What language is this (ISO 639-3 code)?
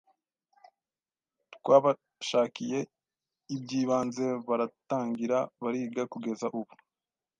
kin